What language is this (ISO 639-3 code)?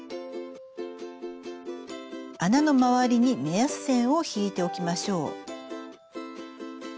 jpn